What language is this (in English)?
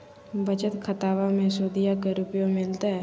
Magahi